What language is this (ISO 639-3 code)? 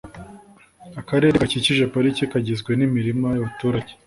kin